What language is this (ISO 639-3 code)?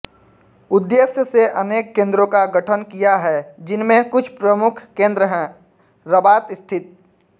hin